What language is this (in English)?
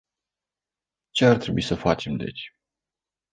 Romanian